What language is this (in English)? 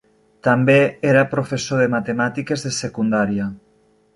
Catalan